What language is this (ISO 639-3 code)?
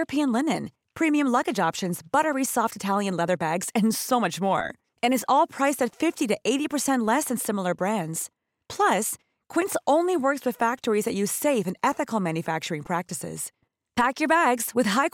fil